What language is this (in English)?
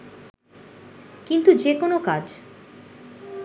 Bangla